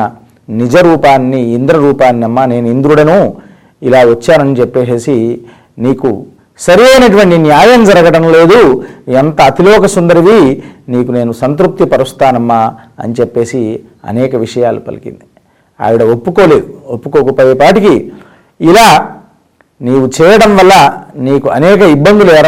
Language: Telugu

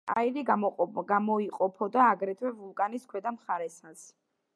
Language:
Georgian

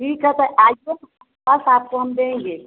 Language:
Hindi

